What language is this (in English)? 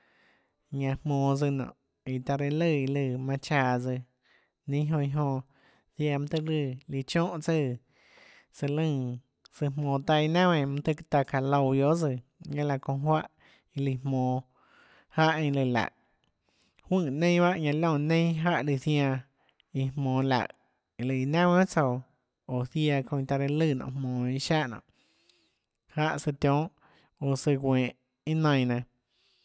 Tlacoatzintepec Chinantec